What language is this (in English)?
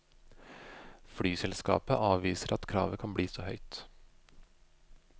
Norwegian